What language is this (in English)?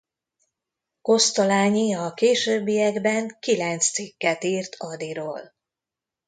Hungarian